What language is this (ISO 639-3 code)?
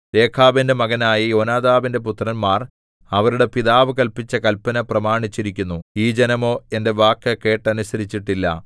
mal